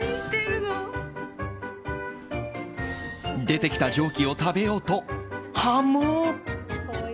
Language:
Japanese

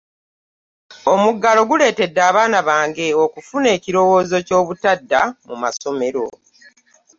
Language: Ganda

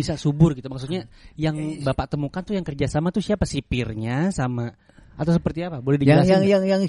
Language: Indonesian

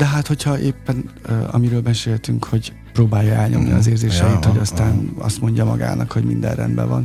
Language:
Hungarian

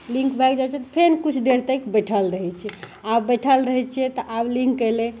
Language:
Maithili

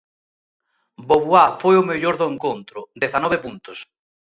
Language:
Galician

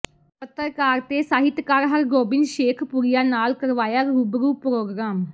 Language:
Punjabi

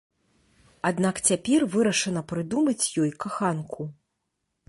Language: Belarusian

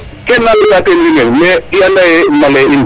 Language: Serer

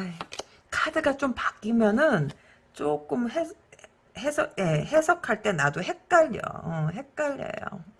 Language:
Korean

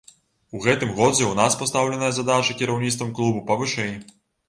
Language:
Belarusian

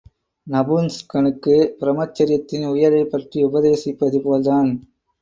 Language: Tamil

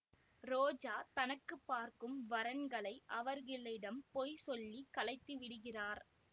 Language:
Tamil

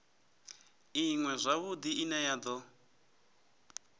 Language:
Venda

